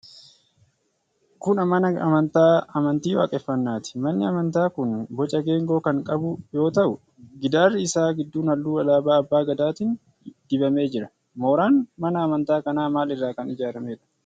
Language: Oromo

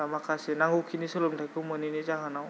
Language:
Bodo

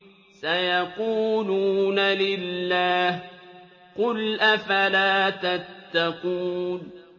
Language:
Arabic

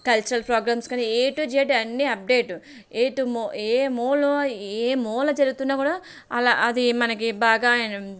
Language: Telugu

